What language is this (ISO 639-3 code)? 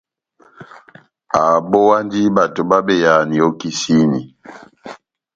bnm